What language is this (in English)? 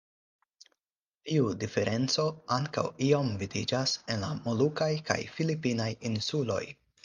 Esperanto